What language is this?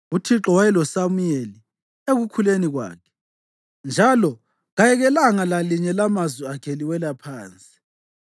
North Ndebele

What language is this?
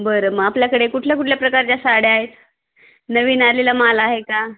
Marathi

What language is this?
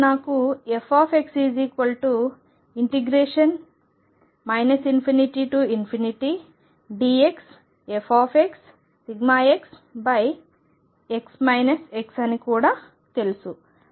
Telugu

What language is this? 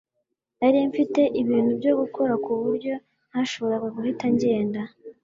Kinyarwanda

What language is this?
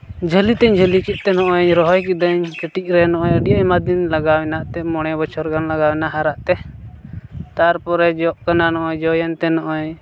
Santali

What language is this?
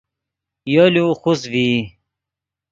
Yidgha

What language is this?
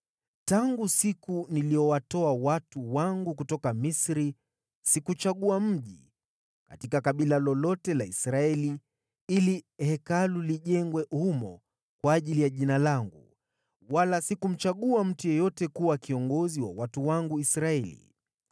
Swahili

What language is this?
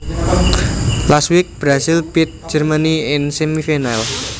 Javanese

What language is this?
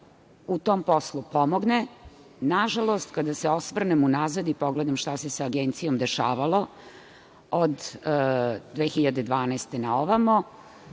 Serbian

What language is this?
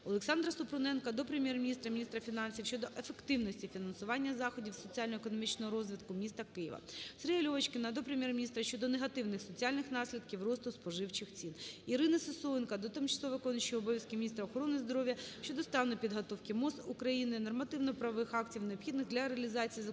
Ukrainian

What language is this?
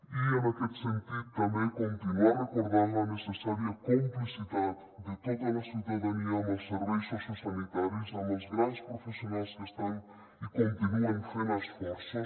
Catalan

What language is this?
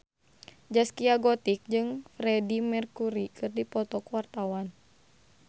Sundanese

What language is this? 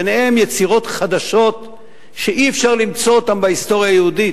Hebrew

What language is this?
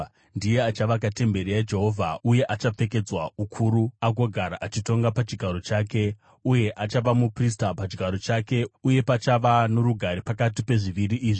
Shona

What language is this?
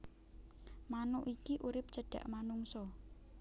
Javanese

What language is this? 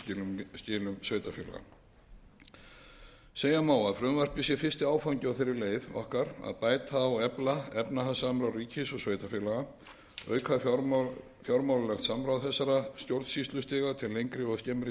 Icelandic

